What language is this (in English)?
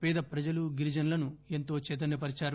Telugu